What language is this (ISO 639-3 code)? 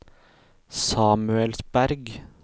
nor